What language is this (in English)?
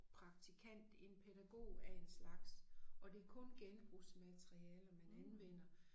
Danish